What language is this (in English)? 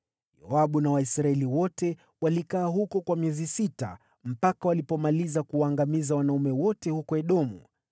Swahili